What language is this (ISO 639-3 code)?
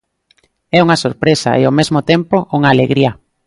glg